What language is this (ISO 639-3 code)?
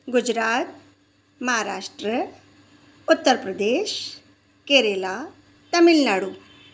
snd